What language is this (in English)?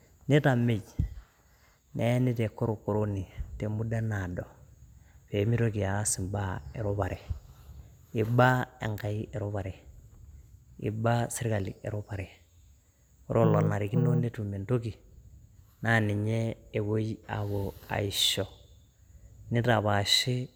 Masai